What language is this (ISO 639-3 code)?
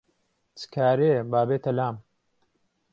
ckb